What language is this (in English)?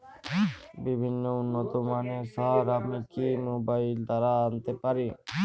Bangla